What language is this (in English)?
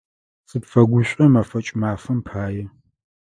Adyghe